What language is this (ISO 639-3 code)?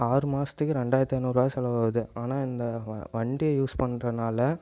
tam